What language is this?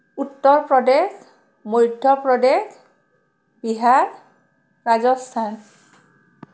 Assamese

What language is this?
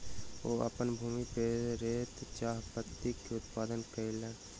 Maithili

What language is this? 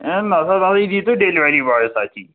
Kashmiri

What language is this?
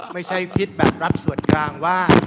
Thai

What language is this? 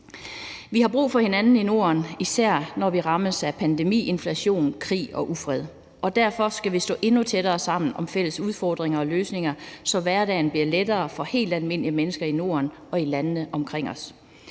Danish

